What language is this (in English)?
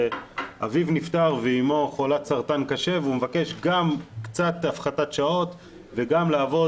Hebrew